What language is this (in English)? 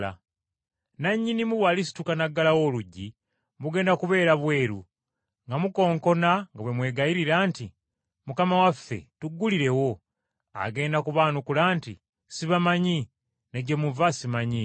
Ganda